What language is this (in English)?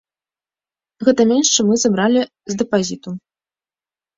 Belarusian